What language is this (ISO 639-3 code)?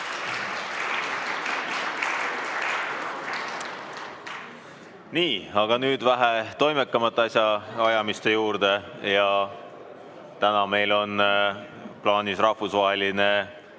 est